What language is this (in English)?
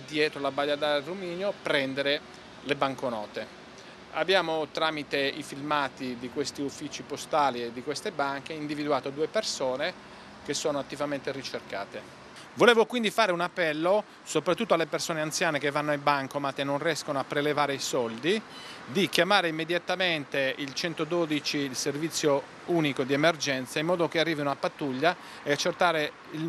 Italian